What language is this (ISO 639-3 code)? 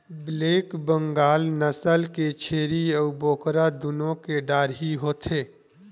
hne